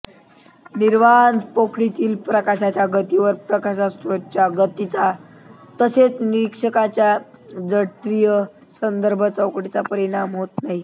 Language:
Marathi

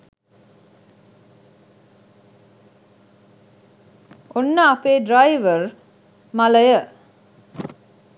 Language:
Sinhala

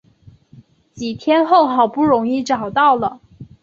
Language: Chinese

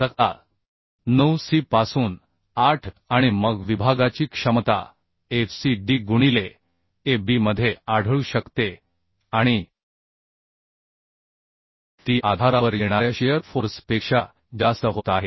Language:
Marathi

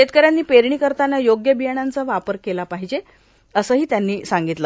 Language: Marathi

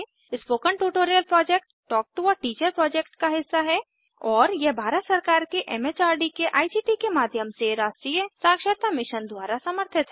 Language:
Hindi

